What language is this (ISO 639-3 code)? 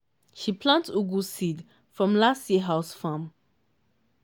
pcm